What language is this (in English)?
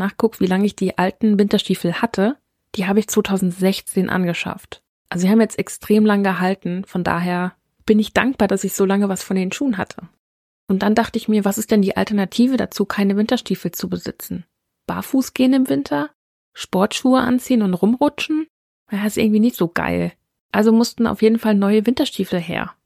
German